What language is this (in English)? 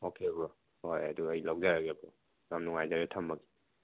Manipuri